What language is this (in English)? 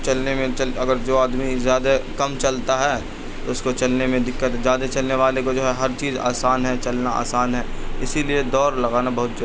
Urdu